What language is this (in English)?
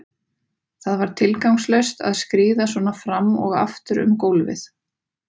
Icelandic